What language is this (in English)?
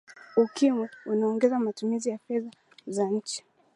Swahili